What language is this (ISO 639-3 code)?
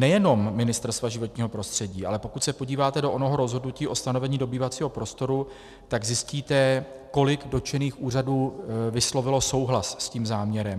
ces